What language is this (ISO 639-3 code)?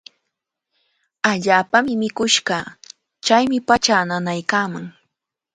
qvl